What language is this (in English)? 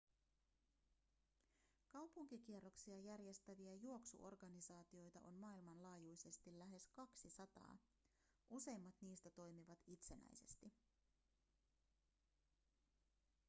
Finnish